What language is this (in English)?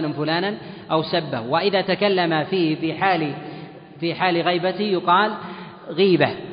Arabic